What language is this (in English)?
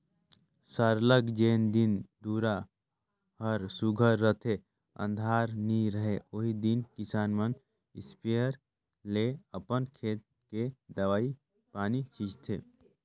Chhattisgarhi